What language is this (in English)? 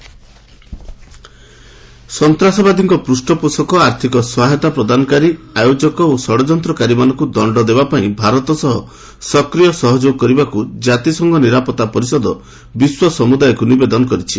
Odia